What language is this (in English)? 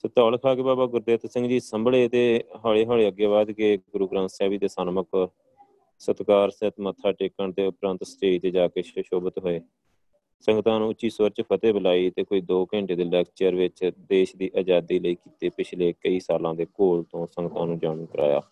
Punjabi